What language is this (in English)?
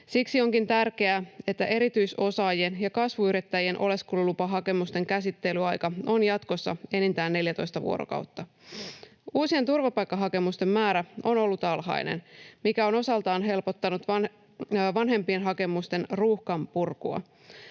Finnish